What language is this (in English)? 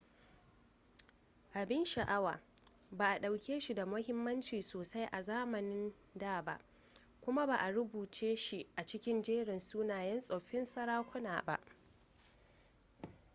Hausa